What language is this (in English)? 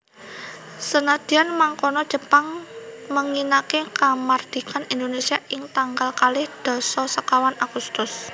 Javanese